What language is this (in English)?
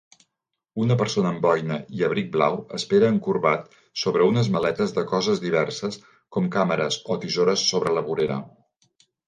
Catalan